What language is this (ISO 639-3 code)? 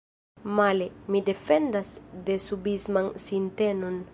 epo